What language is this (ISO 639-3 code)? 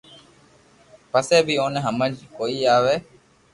lrk